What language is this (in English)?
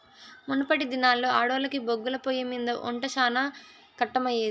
Telugu